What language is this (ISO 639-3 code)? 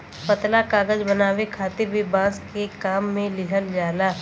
bho